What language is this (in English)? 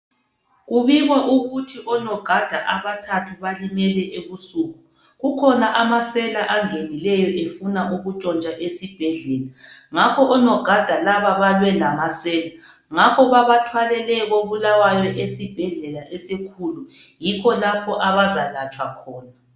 North Ndebele